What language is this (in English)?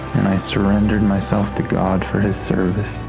English